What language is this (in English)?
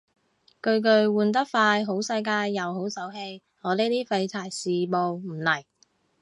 Cantonese